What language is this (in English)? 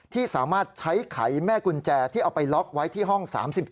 Thai